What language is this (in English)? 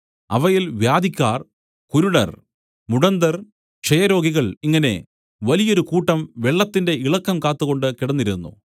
Malayalam